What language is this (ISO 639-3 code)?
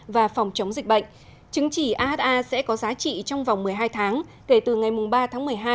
vie